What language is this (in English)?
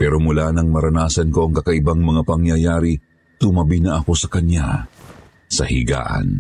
Filipino